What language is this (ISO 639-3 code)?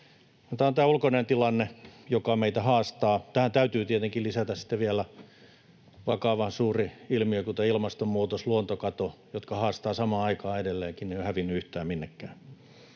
fin